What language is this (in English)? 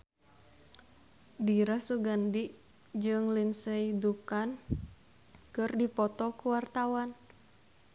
Sundanese